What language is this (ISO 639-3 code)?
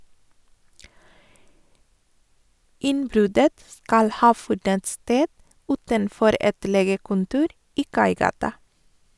nor